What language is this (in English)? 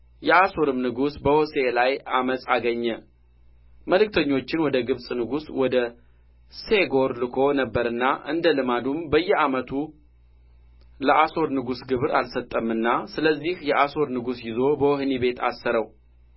Amharic